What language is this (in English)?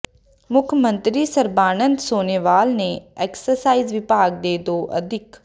Punjabi